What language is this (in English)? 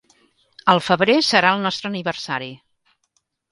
Catalan